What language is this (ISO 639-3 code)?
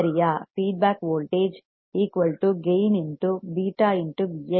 tam